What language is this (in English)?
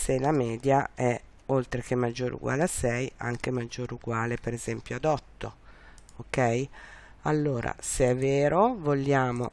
Italian